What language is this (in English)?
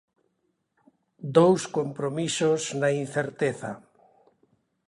Galician